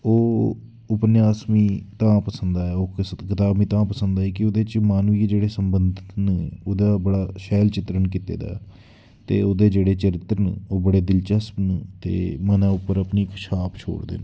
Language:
Dogri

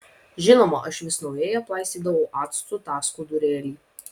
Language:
Lithuanian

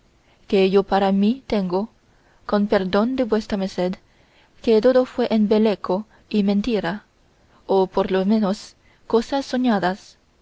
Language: Spanish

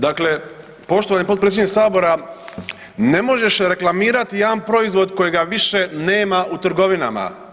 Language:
Croatian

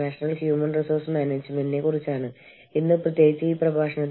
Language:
Malayalam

